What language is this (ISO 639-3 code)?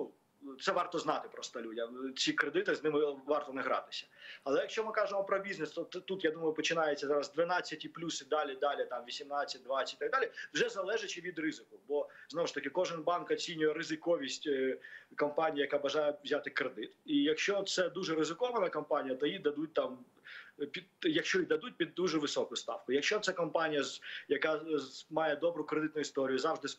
ukr